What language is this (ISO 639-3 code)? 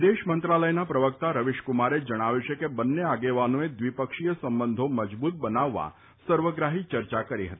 guj